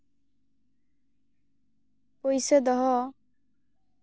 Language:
Santali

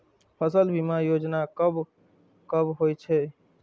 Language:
Maithili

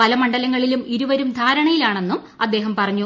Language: Malayalam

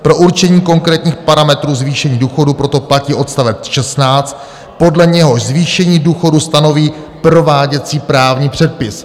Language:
Czech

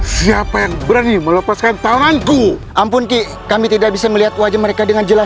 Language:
Indonesian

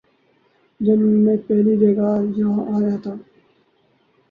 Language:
Urdu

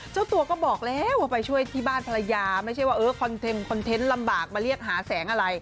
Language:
Thai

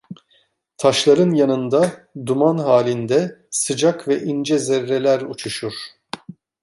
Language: Turkish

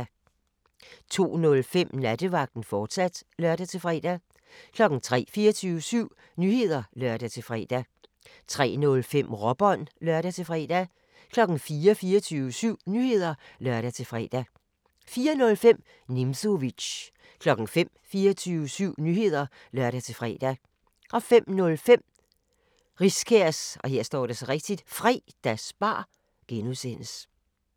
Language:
Danish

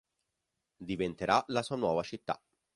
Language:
Italian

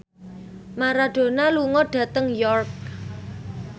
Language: Javanese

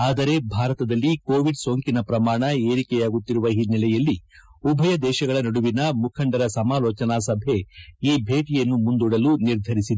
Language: Kannada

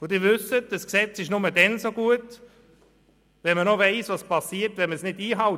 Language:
Swiss German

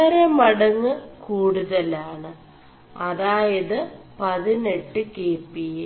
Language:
Malayalam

